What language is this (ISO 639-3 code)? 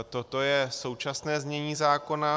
ces